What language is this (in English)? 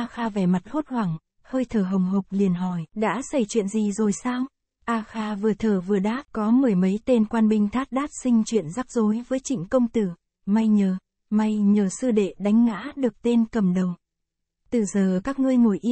Vietnamese